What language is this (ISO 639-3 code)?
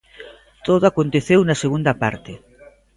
glg